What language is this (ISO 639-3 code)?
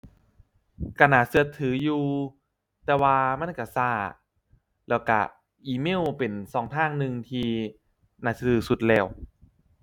tha